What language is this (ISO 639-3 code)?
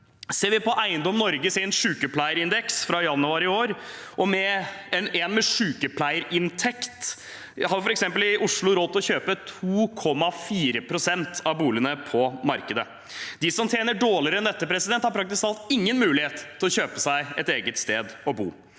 nor